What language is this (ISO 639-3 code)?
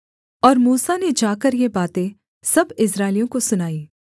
hin